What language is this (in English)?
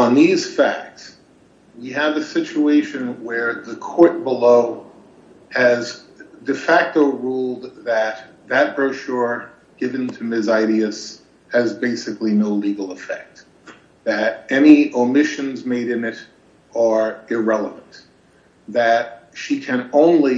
English